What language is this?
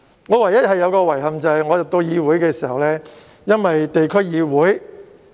Cantonese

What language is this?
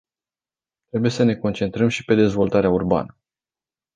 Romanian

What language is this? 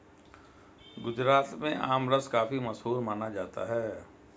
Hindi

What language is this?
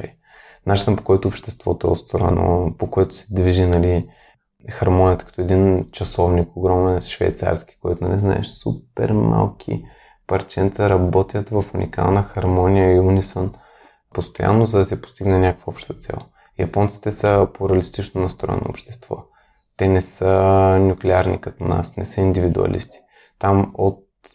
Bulgarian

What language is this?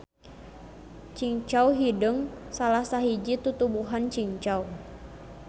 Sundanese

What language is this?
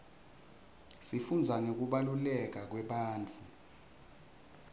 Swati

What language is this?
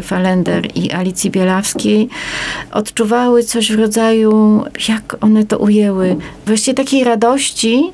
Polish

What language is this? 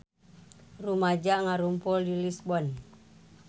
Sundanese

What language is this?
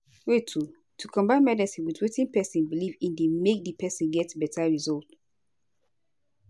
Nigerian Pidgin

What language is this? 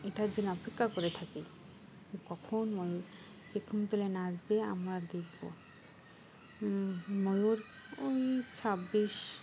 Bangla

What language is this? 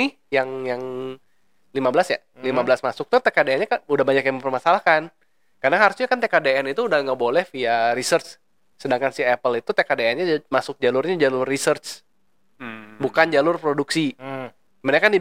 Indonesian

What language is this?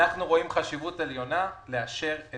Hebrew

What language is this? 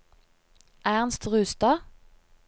Norwegian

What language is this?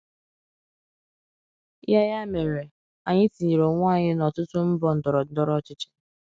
Igbo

